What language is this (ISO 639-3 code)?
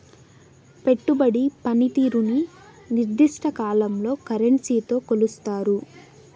tel